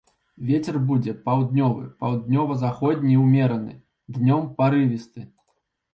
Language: Belarusian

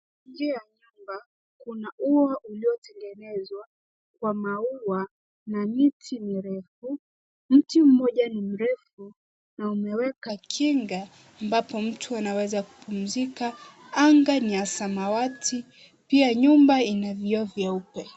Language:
Swahili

